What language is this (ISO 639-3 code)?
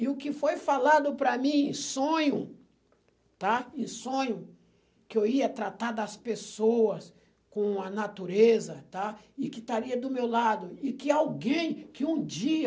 por